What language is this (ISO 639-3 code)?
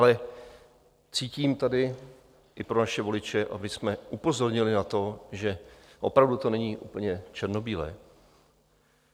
ces